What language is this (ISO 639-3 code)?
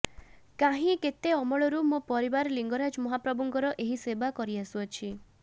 ori